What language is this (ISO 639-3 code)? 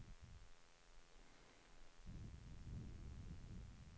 swe